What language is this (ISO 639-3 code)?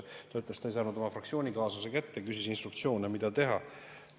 est